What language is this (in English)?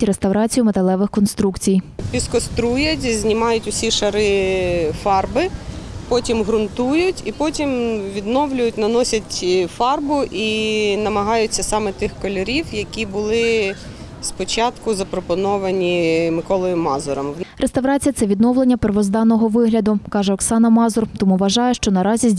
Ukrainian